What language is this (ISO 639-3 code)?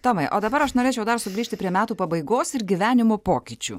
lit